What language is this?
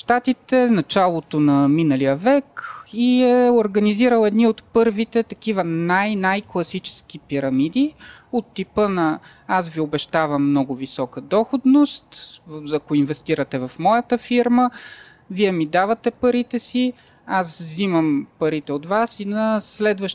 Bulgarian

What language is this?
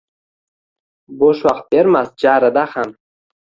Uzbek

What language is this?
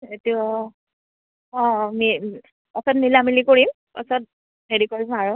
Assamese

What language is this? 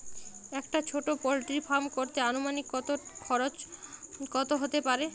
Bangla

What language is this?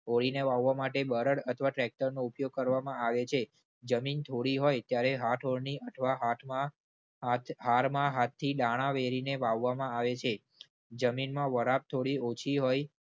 Gujarati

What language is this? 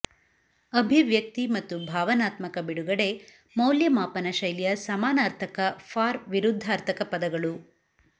Kannada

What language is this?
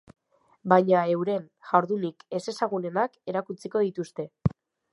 Basque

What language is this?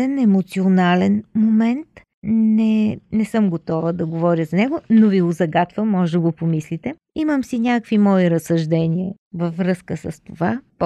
Bulgarian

